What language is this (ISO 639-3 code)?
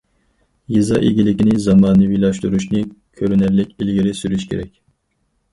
uig